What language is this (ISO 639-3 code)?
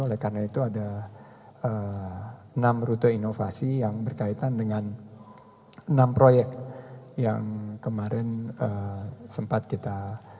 ind